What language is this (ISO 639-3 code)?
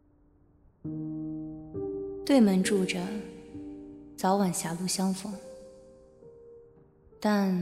zho